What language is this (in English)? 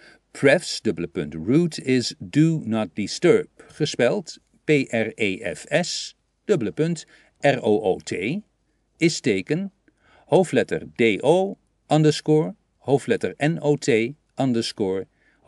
Dutch